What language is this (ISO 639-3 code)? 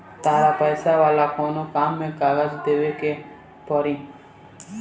bho